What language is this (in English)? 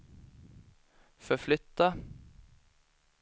Swedish